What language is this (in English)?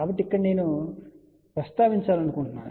Telugu